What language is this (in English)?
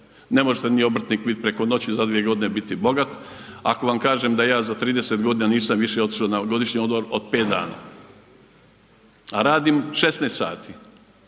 Croatian